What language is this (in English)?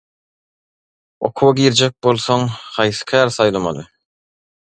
Turkmen